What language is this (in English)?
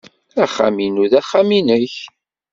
Kabyle